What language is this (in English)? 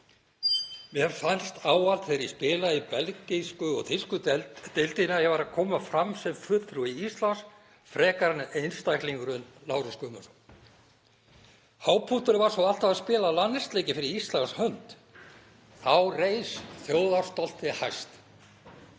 Icelandic